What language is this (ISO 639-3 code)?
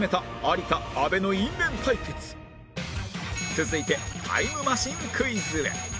jpn